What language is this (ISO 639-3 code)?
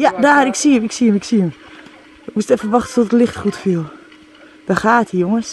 nld